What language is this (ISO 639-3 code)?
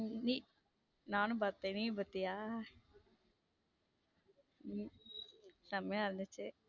tam